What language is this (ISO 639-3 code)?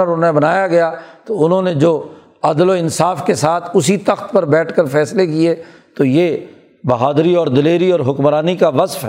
urd